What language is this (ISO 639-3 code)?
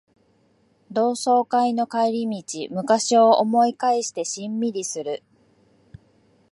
jpn